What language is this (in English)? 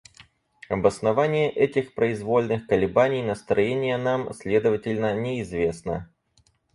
Russian